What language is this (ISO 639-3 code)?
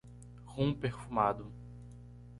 por